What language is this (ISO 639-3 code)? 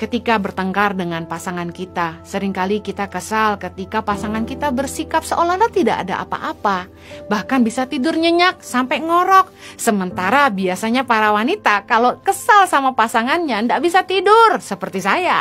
ind